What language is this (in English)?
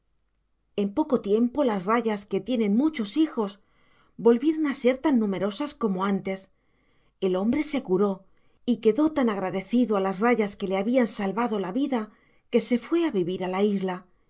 Spanish